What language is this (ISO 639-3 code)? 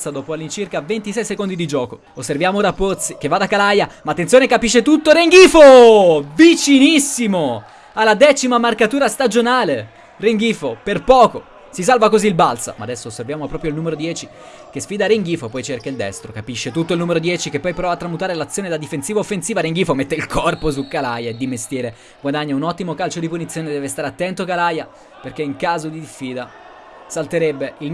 ita